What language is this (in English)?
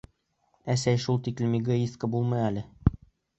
Bashkir